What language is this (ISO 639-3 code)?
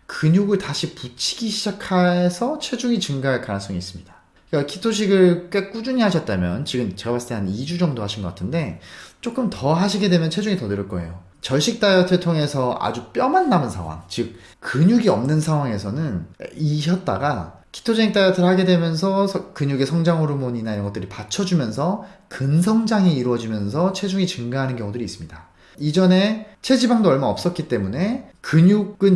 kor